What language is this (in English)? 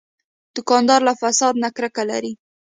Pashto